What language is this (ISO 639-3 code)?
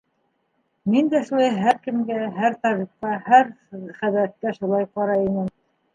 bak